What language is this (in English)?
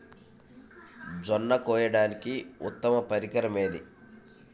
Telugu